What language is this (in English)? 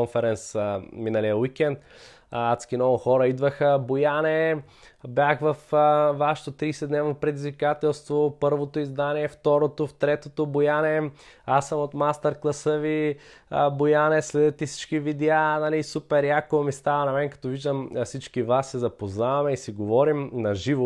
Bulgarian